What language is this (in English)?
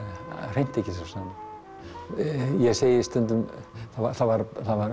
Icelandic